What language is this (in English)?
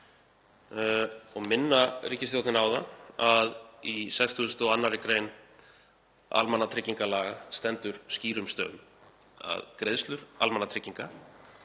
Icelandic